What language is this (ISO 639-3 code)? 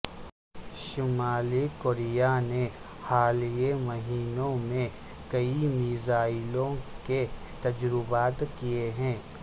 urd